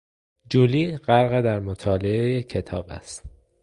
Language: Persian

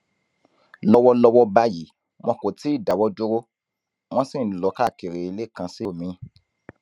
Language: Yoruba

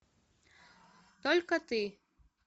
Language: Russian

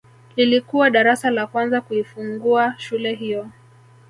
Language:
Swahili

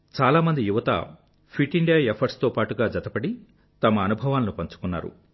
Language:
Telugu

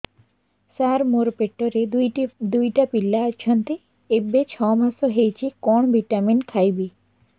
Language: Odia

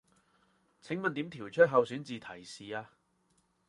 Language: Cantonese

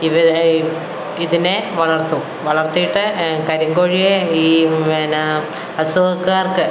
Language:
Malayalam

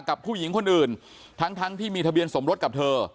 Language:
Thai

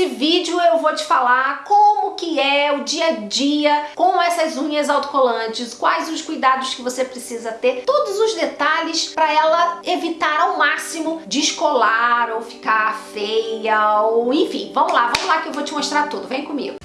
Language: Portuguese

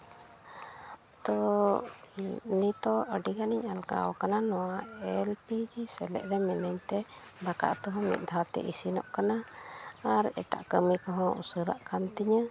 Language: Santali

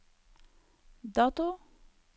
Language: Norwegian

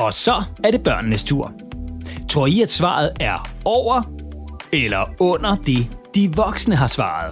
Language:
Danish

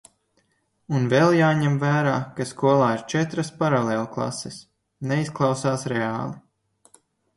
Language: Latvian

